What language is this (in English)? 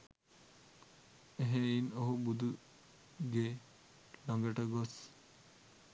Sinhala